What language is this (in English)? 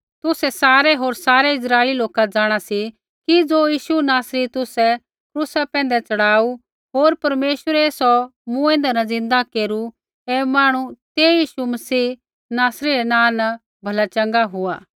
Kullu Pahari